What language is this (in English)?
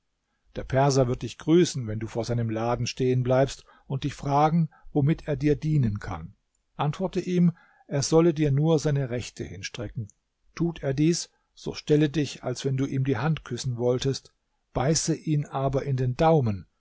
German